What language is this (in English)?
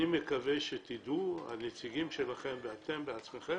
Hebrew